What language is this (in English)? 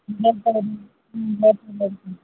Tamil